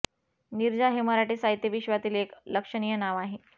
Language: Marathi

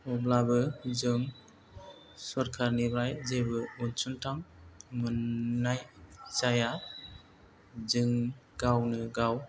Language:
Bodo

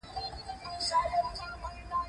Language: Pashto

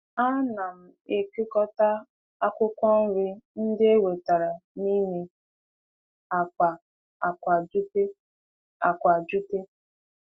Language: Igbo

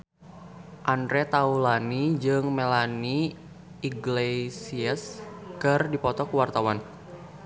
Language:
Sundanese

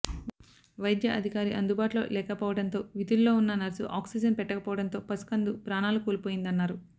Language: Telugu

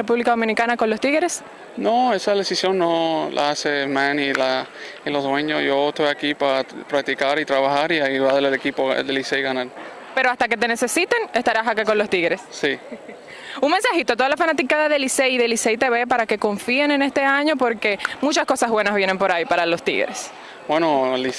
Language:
Spanish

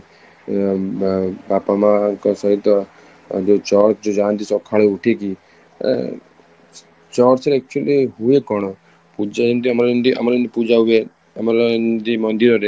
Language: Odia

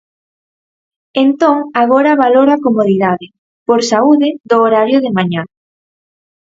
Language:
Galician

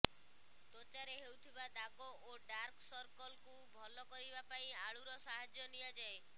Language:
Odia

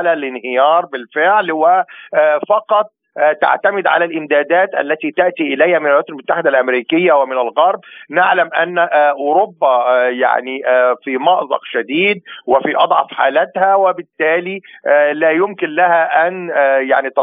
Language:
Arabic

